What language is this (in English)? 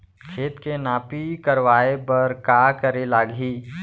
Chhattisgarhi